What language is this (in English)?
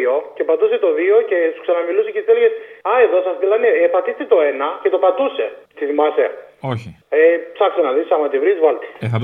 Greek